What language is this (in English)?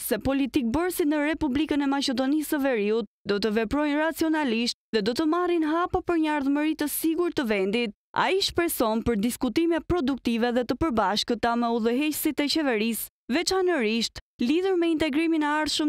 Romanian